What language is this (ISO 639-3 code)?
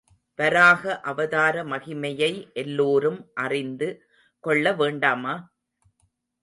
tam